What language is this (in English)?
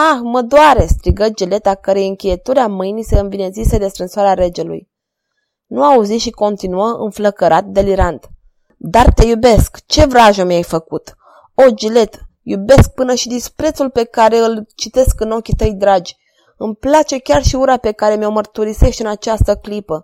Romanian